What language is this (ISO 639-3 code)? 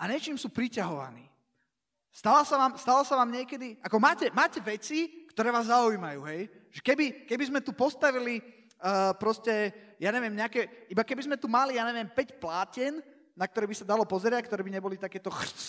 slk